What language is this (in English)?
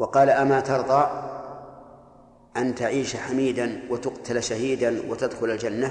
Arabic